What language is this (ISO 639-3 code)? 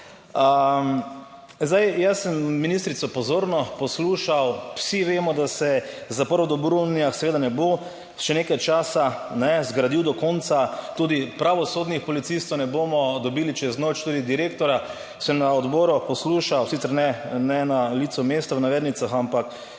slv